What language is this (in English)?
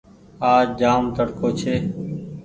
Goaria